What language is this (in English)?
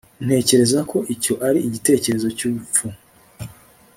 Kinyarwanda